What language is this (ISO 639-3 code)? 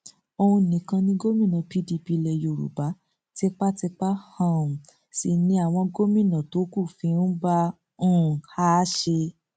yor